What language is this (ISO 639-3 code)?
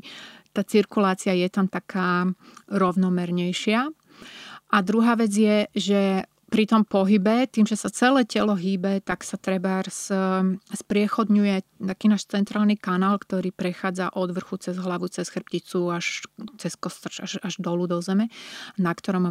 slk